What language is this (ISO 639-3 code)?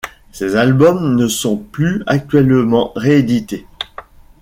fra